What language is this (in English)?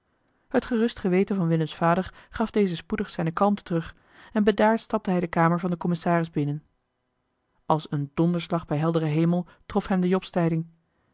Dutch